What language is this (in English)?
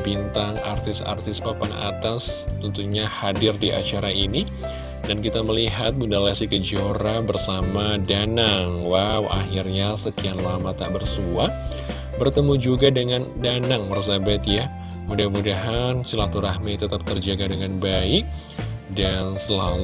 Indonesian